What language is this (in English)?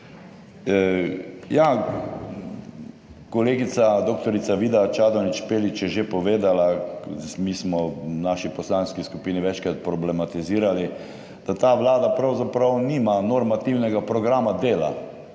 Slovenian